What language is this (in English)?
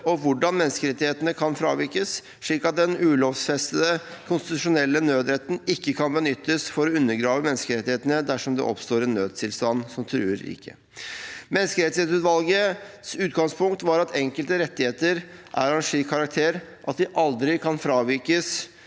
Norwegian